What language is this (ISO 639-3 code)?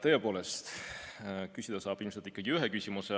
est